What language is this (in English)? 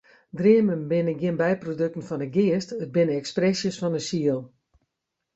Western Frisian